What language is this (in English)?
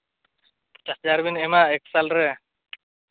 Santali